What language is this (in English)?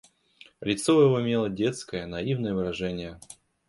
Russian